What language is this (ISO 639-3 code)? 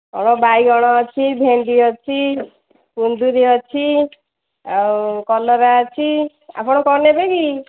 ori